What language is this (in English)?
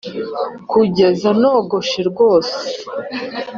Kinyarwanda